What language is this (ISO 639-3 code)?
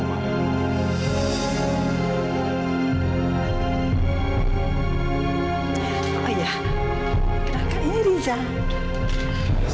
ind